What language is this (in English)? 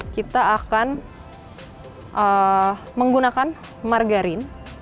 Indonesian